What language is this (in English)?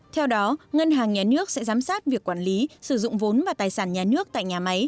Vietnamese